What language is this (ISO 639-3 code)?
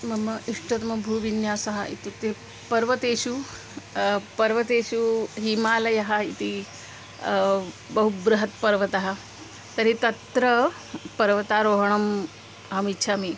san